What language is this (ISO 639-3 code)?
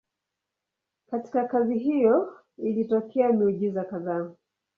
swa